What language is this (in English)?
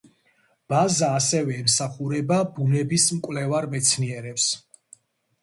Georgian